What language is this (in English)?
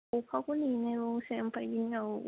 Bodo